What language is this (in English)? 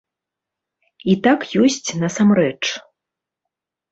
Belarusian